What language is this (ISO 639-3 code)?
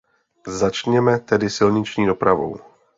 ces